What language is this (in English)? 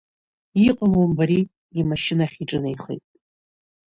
Abkhazian